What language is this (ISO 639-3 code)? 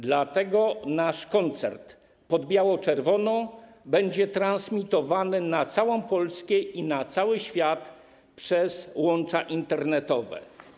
pol